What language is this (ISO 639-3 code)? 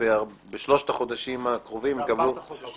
heb